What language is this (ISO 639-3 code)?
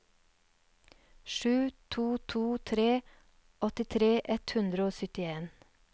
nor